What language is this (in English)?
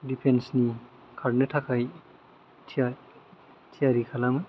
Bodo